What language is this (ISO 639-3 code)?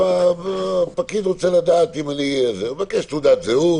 heb